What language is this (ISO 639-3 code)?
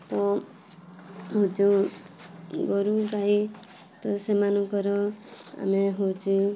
ori